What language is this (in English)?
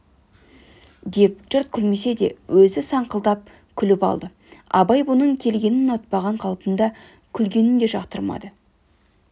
Kazakh